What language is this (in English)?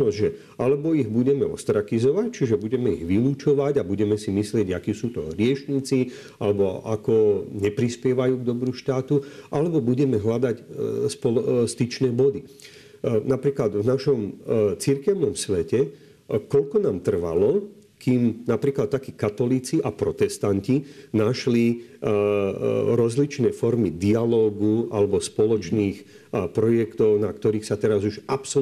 Slovak